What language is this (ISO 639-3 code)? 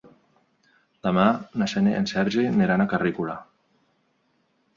cat